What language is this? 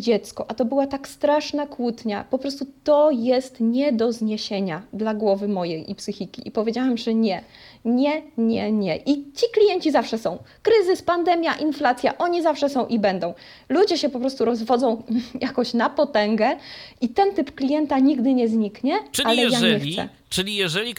Polish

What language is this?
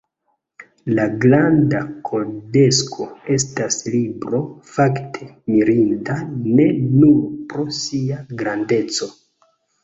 Esperanto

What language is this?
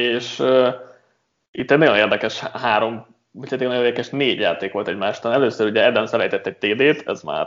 Hungarian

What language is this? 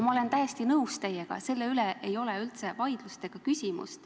Estonian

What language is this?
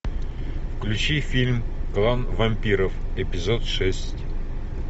Russian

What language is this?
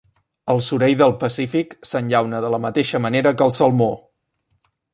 Catalan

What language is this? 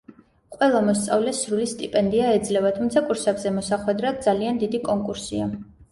Georgian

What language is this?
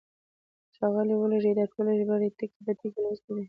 Pashto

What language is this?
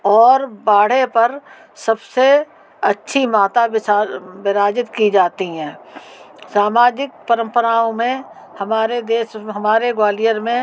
Hindi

